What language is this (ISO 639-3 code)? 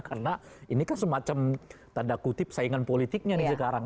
ind